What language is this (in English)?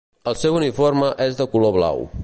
Catalan